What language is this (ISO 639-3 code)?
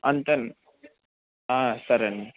tel